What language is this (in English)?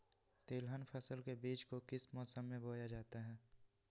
Magahi